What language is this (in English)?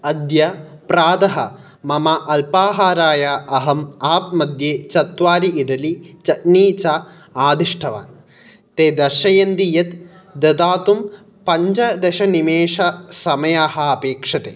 Sanskrit